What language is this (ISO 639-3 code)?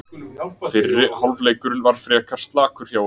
isl